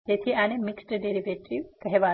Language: Gujarati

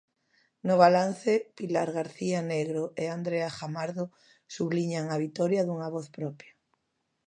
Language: Galician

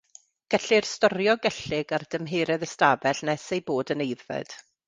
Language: Welsh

